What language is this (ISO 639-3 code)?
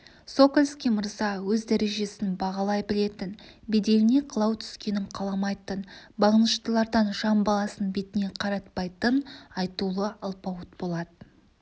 kaz